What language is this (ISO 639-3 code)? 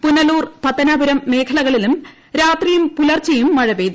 mal